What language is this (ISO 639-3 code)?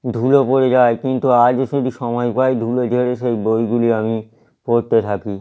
ben